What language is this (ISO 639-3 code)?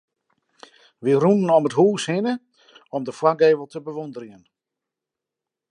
fry